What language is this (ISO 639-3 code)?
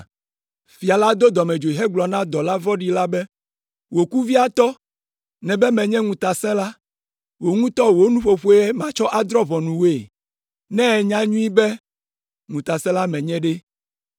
ewe